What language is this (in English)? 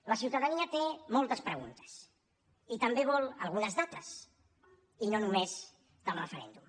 Catalan